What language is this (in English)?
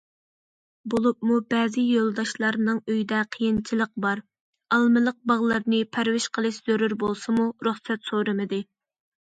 Uyghur